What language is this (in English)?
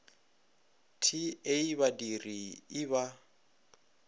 Northern Sotho